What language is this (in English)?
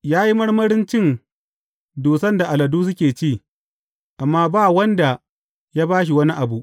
Hausa